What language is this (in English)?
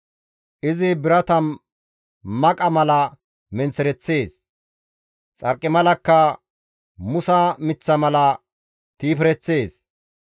Gamo